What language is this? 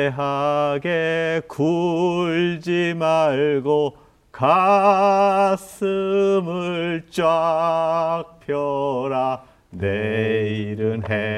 Korean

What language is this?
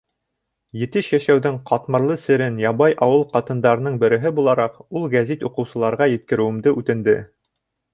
Bashkir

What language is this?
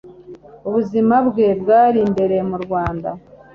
Kinyarwanda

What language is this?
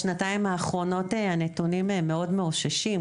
Hebrew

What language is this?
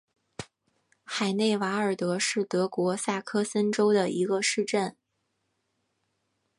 Chinese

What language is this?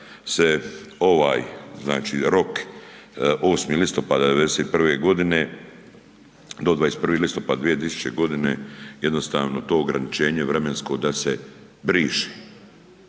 Croatian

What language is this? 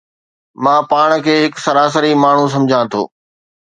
Sindhi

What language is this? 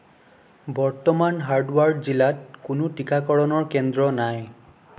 Assamese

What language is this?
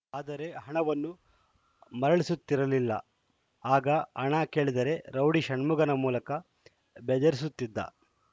Kannada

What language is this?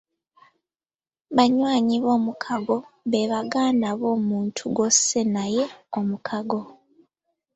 Ganda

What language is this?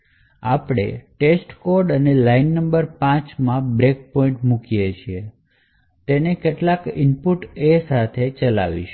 Gujarati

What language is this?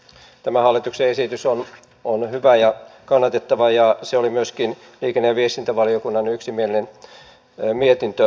Finnish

